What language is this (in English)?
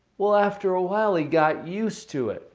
English